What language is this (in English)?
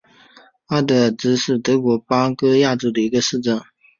Chinese